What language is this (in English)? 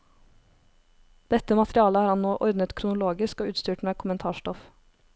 Norwegian